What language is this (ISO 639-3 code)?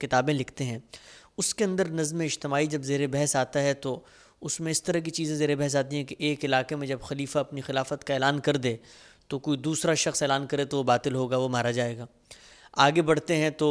urd